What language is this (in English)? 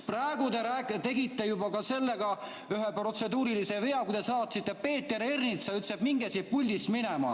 Estonian